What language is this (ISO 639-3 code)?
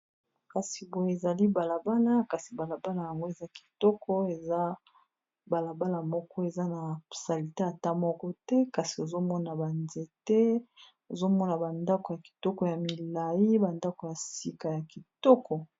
lin